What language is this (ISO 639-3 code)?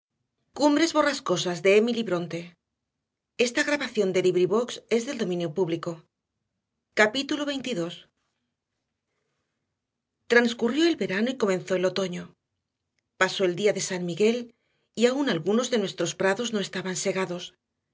spa